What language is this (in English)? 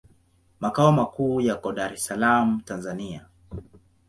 Swahili